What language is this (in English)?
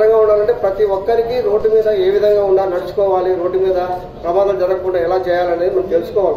Korean